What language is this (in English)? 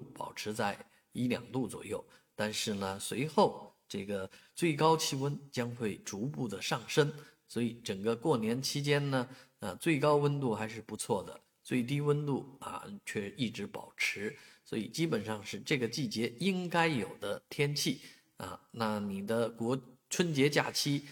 Chinese